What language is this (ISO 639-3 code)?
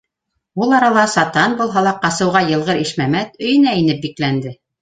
bak